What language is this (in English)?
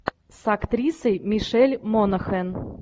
Russian